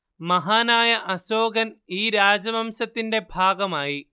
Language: Malayalam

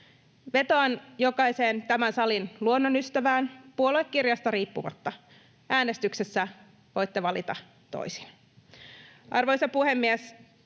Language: Finnish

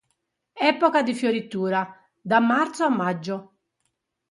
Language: Italian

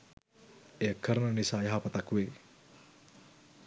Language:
Sinhala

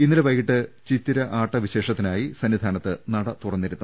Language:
Malayalam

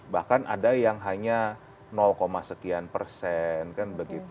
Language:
Indonesian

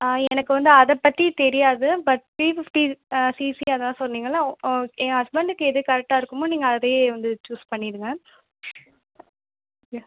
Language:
Tamil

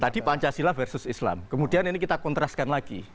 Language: Indonesian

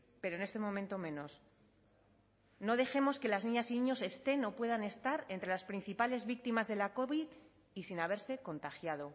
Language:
Spanish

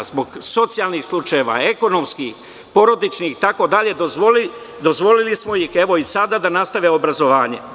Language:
Serbian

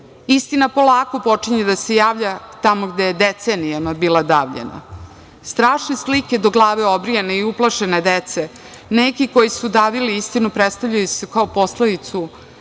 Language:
Serbian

